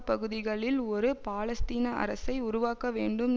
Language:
Tamil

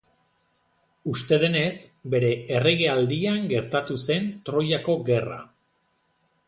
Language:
Basque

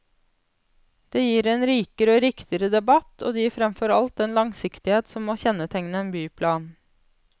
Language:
Norwegian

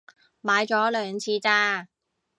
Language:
Cantonese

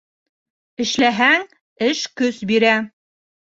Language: Bashkir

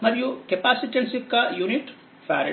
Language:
Telugu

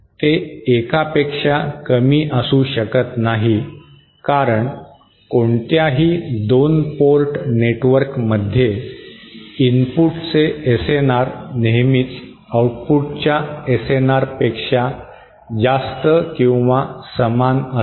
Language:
Marathi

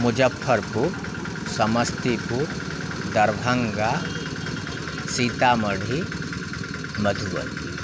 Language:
Maithili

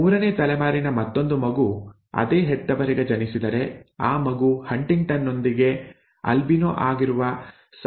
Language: Kannada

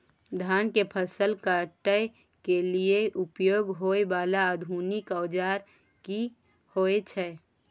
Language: Maithili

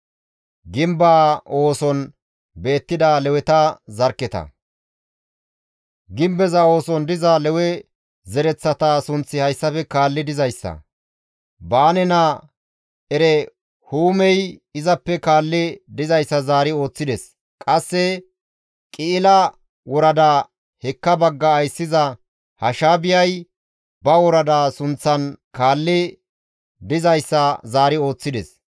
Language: Gamo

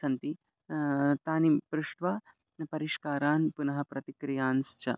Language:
Sanskrit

